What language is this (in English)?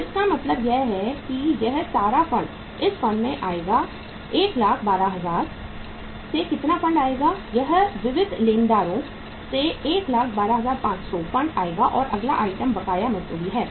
Hindi